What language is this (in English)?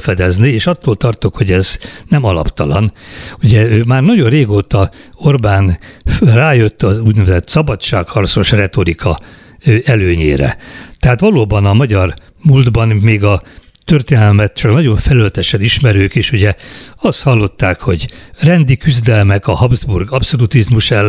Hungarian